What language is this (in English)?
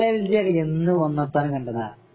Malayalam